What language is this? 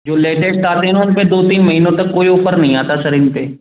Hindi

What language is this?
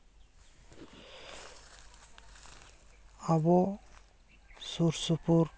Santali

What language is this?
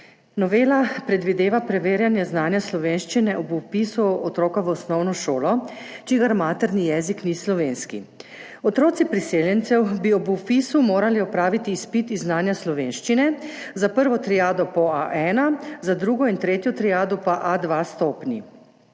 Slovenian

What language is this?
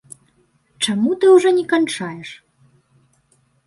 Belarusian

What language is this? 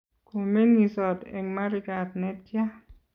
Kalenjin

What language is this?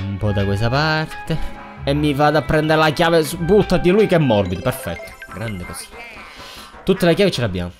Italian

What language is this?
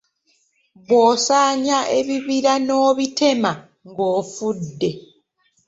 Ganda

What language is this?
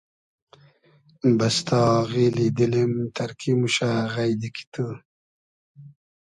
Hazaragi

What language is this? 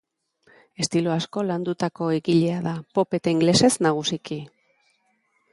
Basque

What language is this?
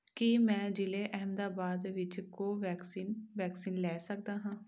Punjabi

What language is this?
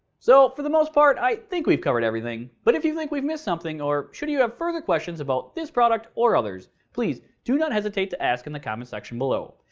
English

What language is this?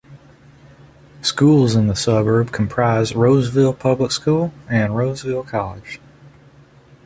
English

